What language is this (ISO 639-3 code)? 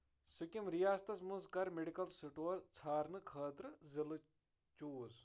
kas